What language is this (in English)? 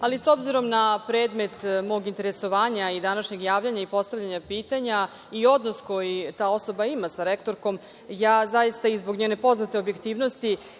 Serbian